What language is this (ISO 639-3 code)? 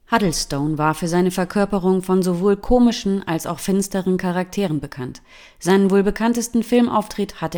deu